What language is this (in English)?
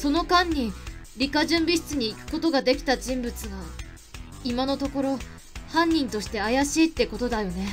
Japanese